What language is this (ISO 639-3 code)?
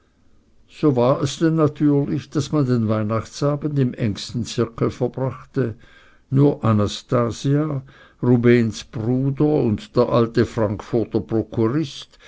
deu